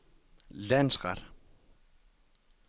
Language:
Danish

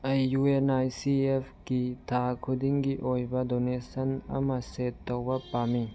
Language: Manipuri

